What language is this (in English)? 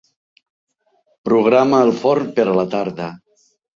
Catalan